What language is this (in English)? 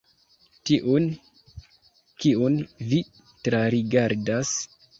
Esperanto